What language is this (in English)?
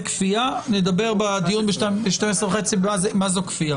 Hebrew